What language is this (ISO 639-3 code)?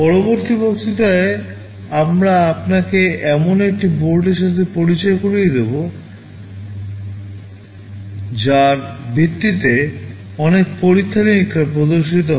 ben